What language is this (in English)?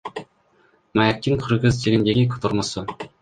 Kyrgyz